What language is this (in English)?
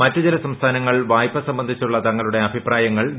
Malayalam